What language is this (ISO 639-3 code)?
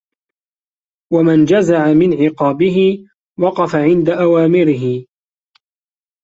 ara